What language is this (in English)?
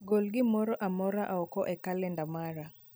Luo (Kenya and Tanzania)